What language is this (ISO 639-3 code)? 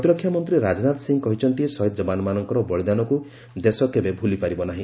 ori